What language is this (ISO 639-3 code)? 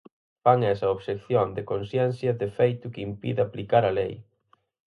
glg